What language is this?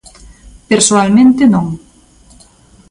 Galician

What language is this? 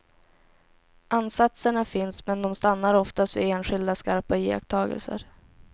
Swedish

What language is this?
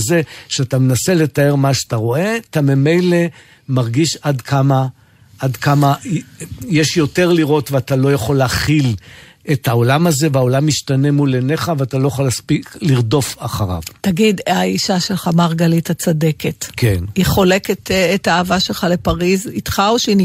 Hebrew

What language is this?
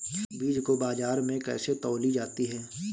Hindi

